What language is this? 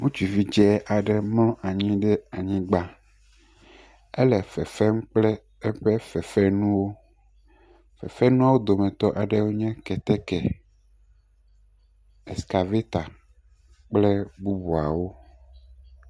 Ewe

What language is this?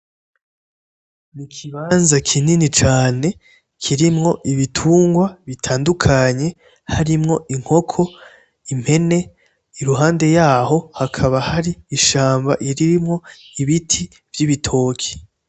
Rundi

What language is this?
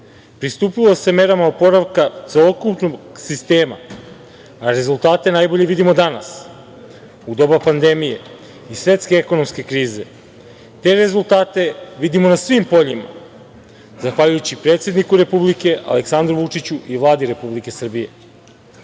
Serbian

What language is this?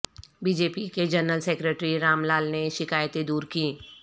Urdu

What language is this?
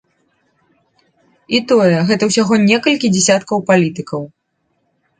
Belarusian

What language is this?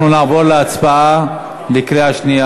Hebrew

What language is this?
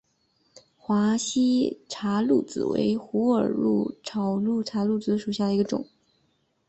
Chinese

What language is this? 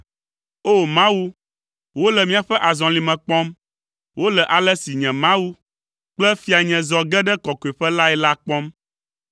Ewe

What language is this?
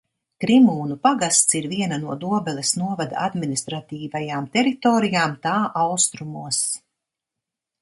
Latvian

